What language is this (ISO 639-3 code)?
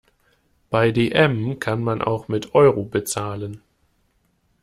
deu